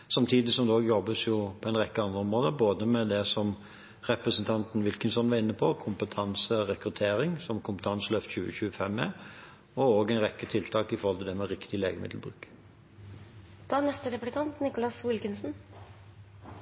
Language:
Norwegian Bokmål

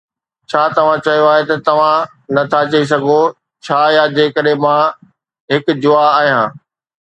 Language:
Sindhi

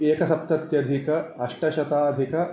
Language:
Sanskrit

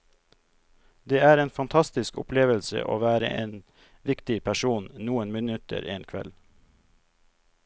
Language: Norwegian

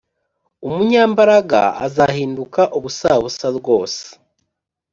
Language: Kinyarwanda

